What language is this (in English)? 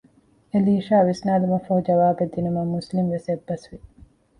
Divehi